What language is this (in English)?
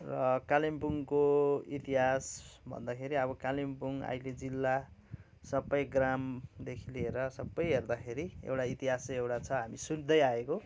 Nepali